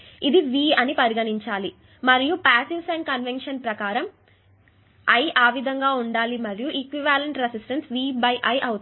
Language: Telugu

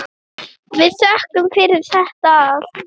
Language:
Icelandic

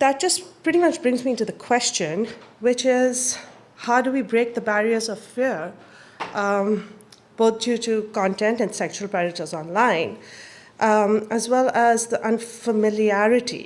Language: English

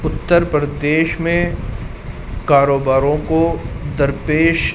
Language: Urdu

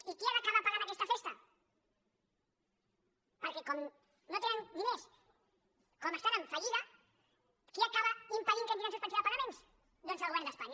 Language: Catalan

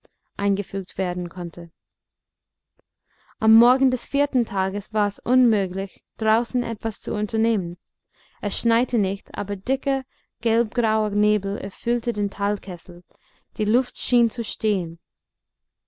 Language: German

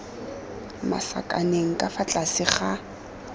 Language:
Tswana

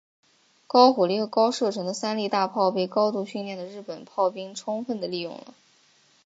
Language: Chinese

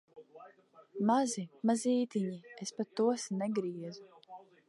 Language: Latvian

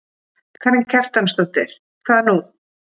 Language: Icelandic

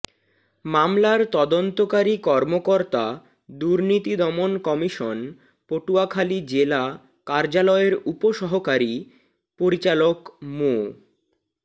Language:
Bangla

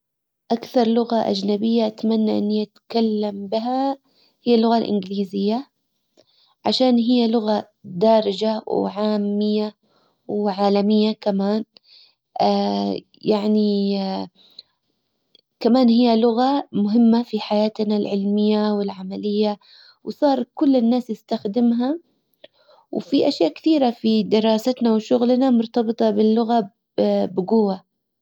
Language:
Hijazi Arabic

